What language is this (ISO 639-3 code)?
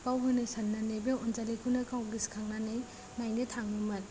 brx